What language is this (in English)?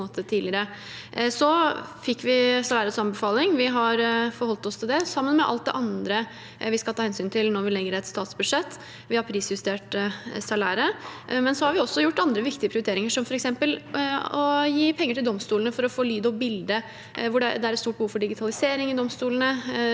Norwegian